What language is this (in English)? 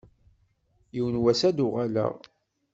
Kabyle